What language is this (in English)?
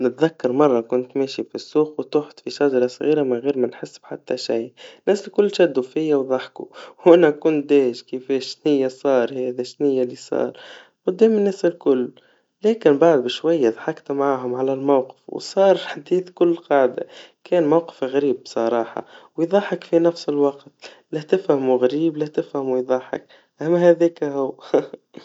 Tunisian Arabic